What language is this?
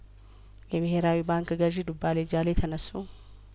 Amharic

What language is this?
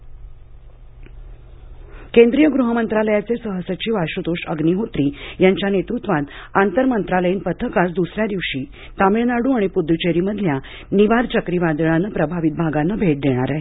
Marathi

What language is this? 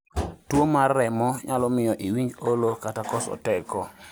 Luo (Kenya and Tanzania)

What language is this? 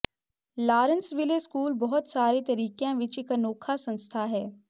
Punjabi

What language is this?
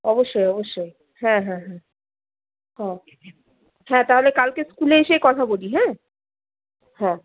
Bangla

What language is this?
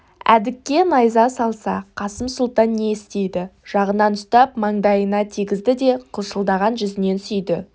Kazakh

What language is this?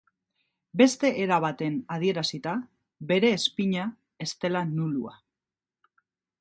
Basque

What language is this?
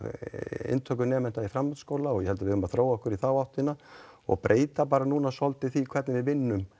Icelandic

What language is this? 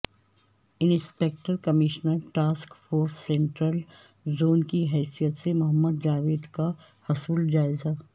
Urdu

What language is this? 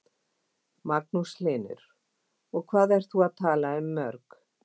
Icelandic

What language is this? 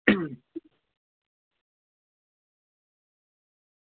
Dogri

